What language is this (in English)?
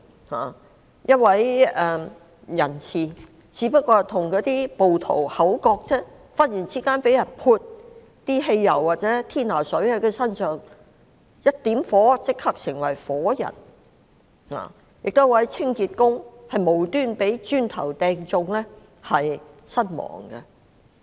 Cantonese